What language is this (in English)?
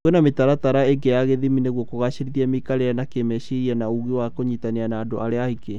Kikuyu